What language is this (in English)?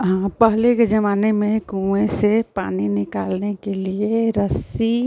Hindi